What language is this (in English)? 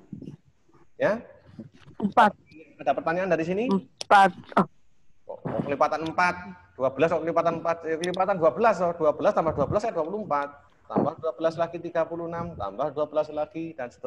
Indonesian